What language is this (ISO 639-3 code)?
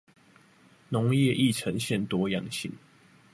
zho